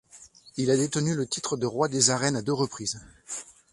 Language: French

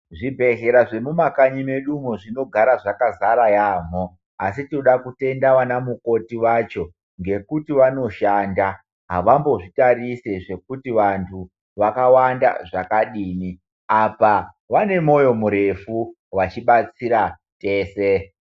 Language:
Ndau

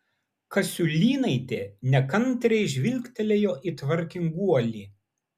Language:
Lithuanian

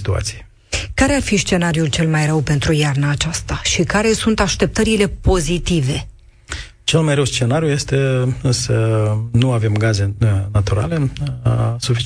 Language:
Romanian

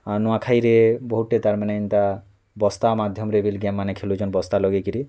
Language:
Odia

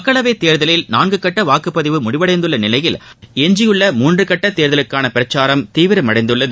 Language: Tamil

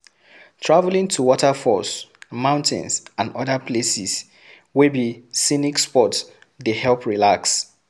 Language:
Nigerian Pidgin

